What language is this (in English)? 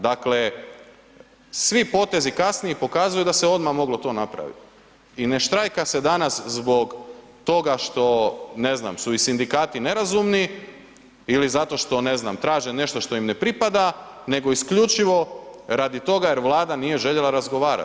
Croatian